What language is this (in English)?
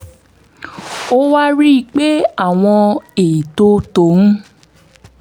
Yoruba